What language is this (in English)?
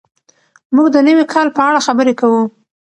Pashto